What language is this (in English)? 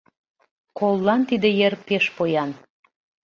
Mari